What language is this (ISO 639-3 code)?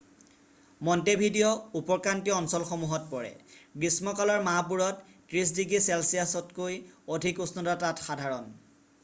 asm